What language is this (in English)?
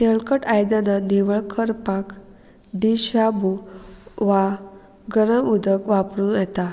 Konkani